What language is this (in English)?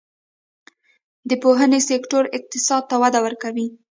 Pashto